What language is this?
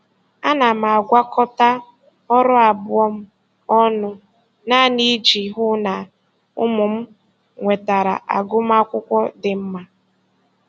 Igbo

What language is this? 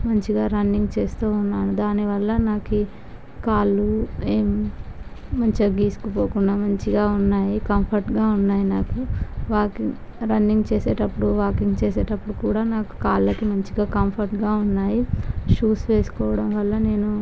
Telugu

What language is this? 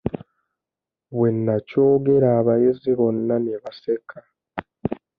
Ganda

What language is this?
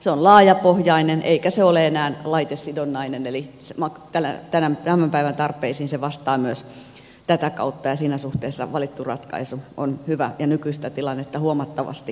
Finnish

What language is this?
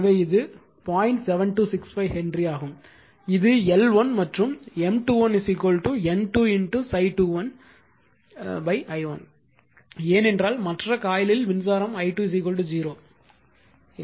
Tamil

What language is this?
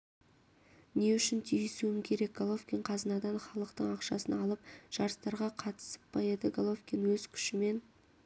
Kazakh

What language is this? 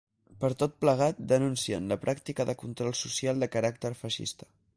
Catalan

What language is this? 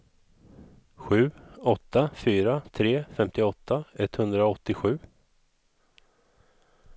Swedish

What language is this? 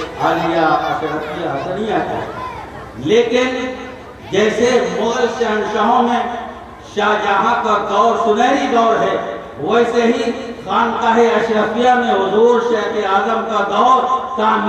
Hindi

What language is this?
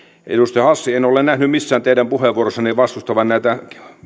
Finnish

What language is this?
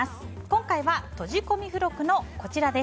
Japanese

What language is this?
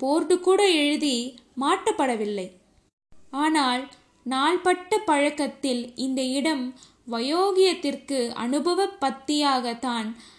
Tamil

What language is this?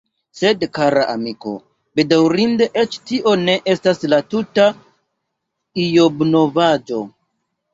Esperanto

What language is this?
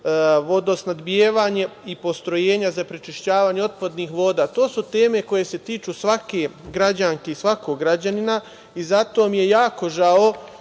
Serbian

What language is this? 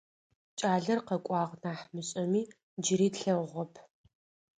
Adyghe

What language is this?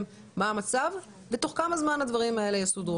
Hebrew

